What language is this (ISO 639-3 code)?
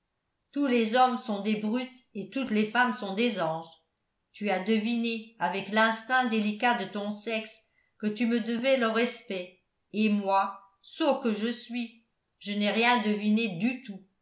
fra